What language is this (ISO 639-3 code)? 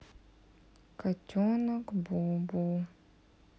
rus